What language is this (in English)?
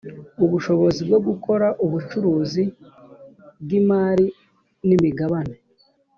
Kinyarwanda